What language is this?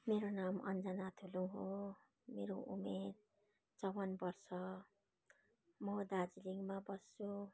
Nepali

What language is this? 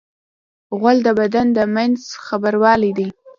Pashto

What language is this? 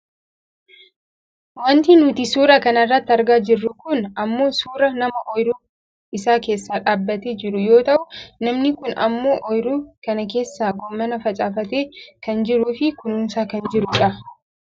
Oromo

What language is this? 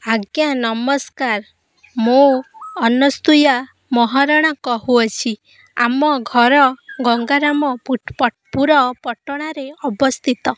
Odia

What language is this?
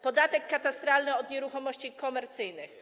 Polish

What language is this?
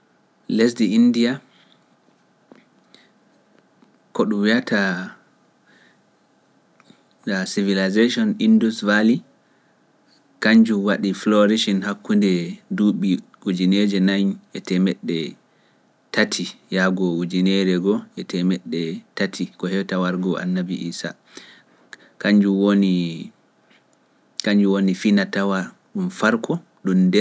Pular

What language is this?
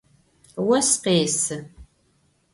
Adyghe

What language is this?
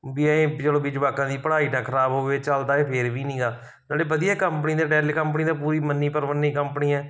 Punjabi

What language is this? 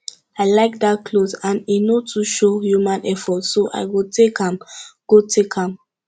Nigerian Pidgin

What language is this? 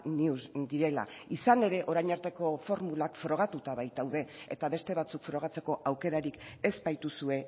Basque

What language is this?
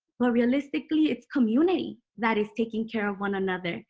English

